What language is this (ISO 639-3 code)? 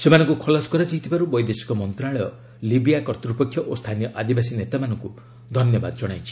ori